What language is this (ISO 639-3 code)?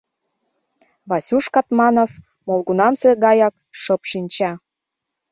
chm